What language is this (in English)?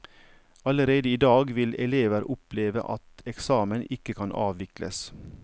Norwegian